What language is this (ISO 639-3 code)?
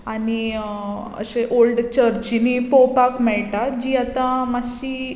kok